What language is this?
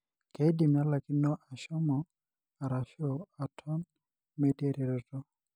Masai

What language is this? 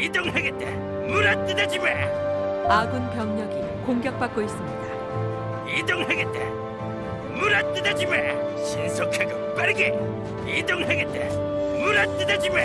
Korean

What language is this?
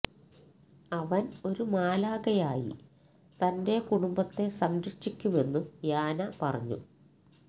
Malayalam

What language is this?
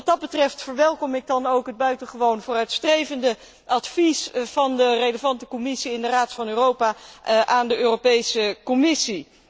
Dutch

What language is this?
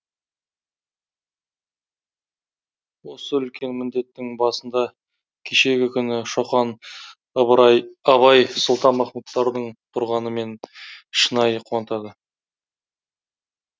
Kazakh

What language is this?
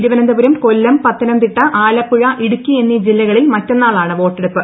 Malayalam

